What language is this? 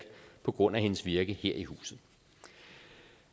Danish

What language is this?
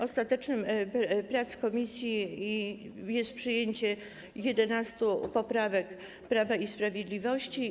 Polish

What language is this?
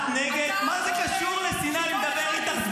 Hebrew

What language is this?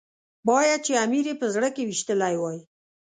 Pashto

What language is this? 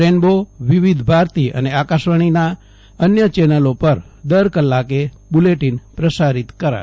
Gujarati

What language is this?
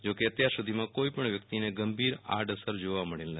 Gujarati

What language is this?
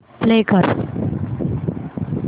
Marathi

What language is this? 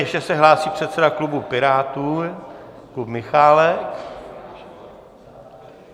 Czech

